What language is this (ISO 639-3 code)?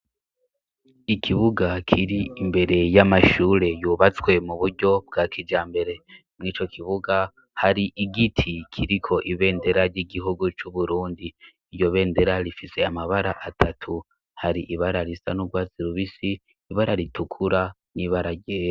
run